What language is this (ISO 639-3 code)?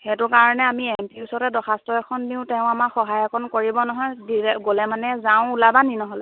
asm